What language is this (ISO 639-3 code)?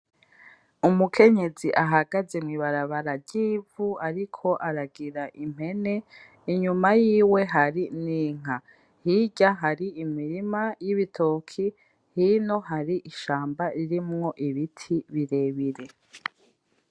run